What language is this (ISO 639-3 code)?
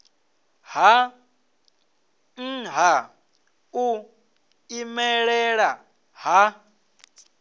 ven